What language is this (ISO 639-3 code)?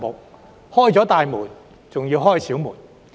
yue